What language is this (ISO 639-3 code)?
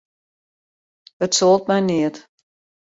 fry